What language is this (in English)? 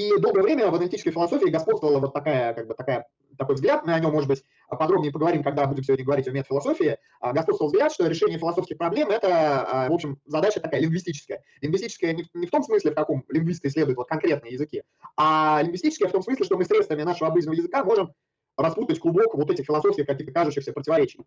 Russian